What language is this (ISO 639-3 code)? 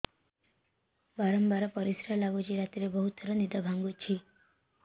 ori